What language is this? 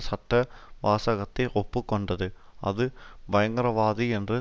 Tamil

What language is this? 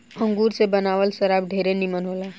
Bhojpuri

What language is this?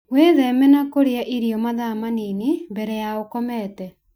Kikuyu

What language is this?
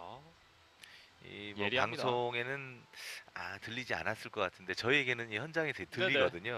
Korean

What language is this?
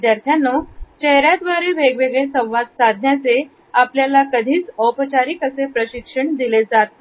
Marathi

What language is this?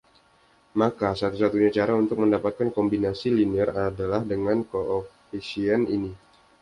Indonesian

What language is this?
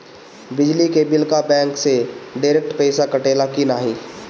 Bhojpuri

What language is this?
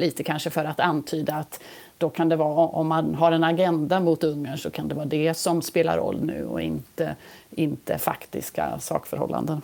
Swedish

